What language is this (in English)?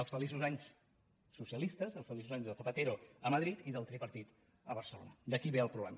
Catalan